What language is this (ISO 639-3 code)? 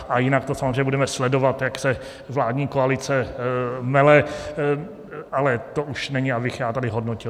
ces